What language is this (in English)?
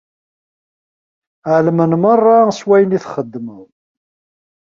Kabyle